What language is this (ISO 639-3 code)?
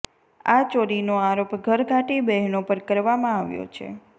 guj